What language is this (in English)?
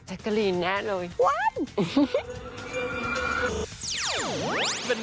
Thai